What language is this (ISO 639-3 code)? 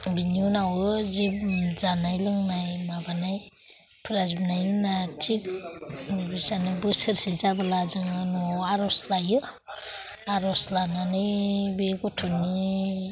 brx